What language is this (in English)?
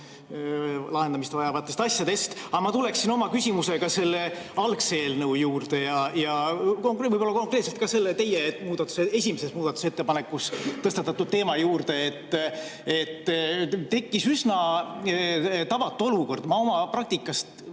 Estonian